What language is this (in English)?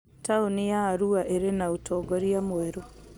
Kikuyu